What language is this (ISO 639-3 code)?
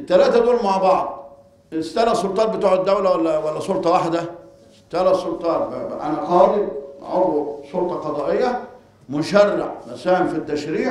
ara